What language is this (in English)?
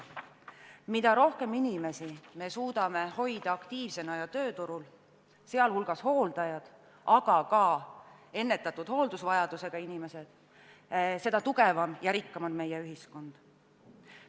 Estonian